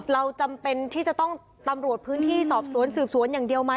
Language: Thai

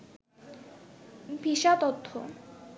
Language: Bangla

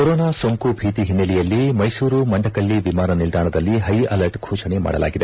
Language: Kannada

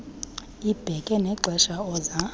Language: Xhosa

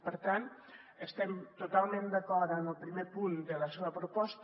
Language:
Catalan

